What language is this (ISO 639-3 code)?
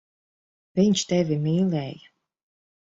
lav